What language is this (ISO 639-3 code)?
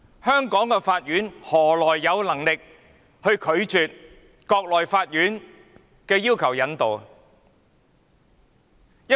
yue